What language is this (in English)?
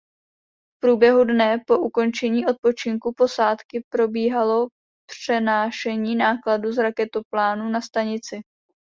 Czech